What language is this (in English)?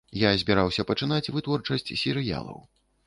Belarusian